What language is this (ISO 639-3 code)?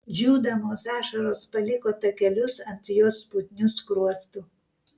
lit